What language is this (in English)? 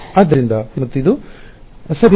Kannada